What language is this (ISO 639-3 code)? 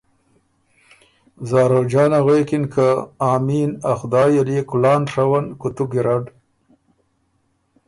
oru